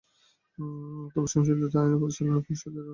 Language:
Bangla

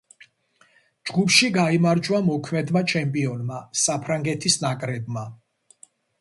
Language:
Georgian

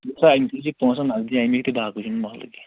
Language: Kashmiri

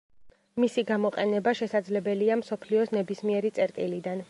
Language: Georgian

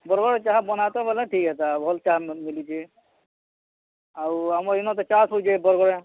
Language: Odia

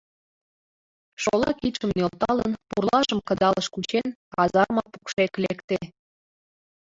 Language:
Mari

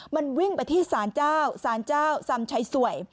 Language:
Thai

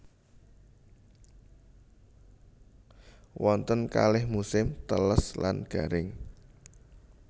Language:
Javanese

